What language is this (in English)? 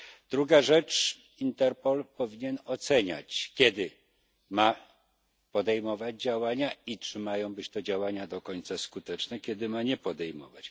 Polish